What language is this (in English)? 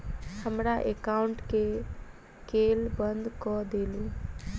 Maithili